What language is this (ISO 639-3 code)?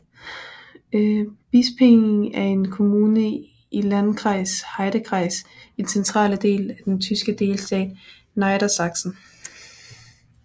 dan